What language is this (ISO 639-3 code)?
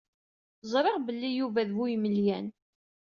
kab